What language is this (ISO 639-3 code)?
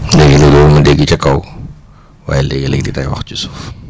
wol